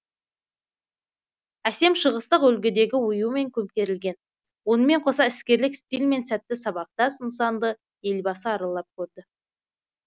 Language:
Kazakh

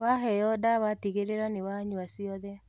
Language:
Kikuyu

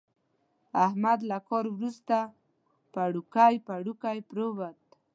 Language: Pashto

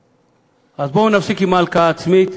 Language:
Hebrew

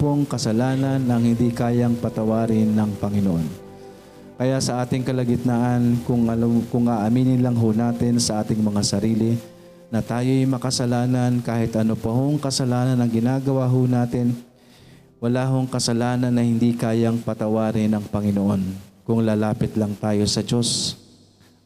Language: Filipino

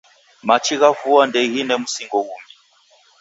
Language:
Taita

